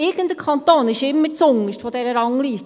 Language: Swiss German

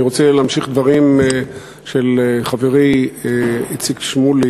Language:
Hebrew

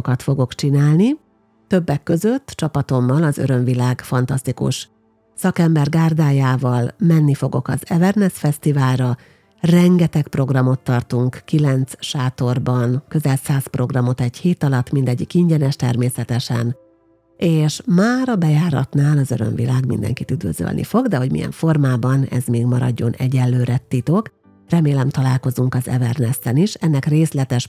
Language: Hungarian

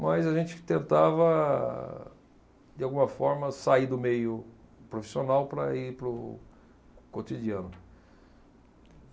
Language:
Portuguese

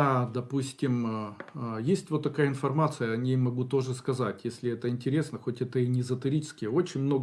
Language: Russian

